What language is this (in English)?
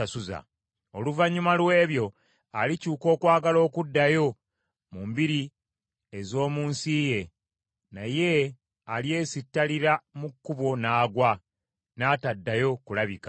Ganda